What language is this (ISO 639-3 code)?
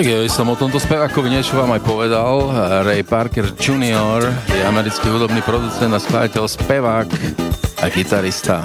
slk